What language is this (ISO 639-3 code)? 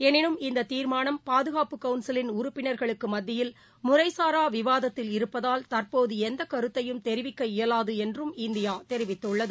tam